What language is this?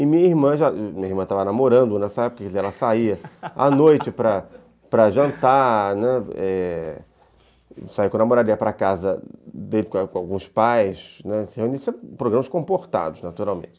Portuguese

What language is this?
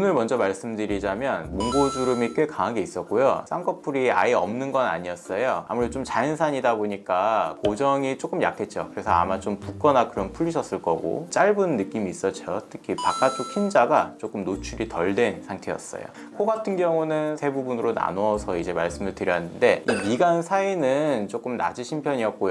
Korean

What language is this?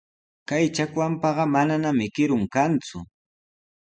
Sihuas Ancash Quechua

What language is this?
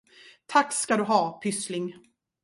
Swedish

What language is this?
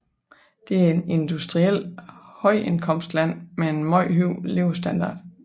Danish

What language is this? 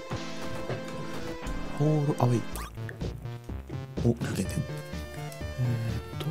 Japanese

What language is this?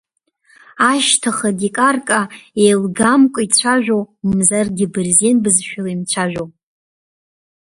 Abkhazian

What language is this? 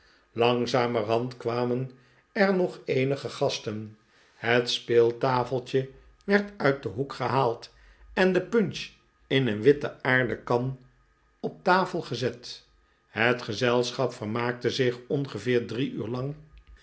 Dutch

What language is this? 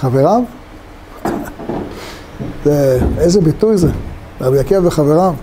Hebrew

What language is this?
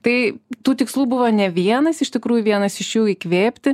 Lithuanian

